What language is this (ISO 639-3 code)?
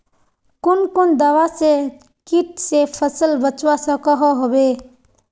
mag